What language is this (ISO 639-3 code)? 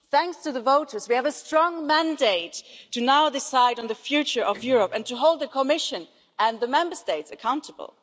eng